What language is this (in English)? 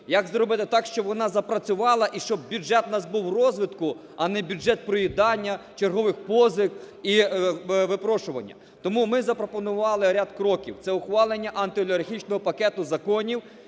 Ukrainian